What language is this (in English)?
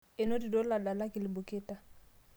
Masai